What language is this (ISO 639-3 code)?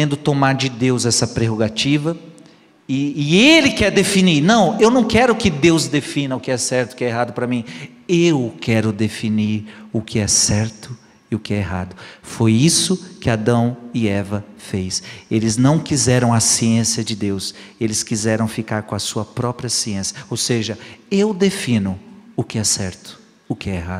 por